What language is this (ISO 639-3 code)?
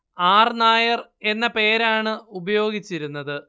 mal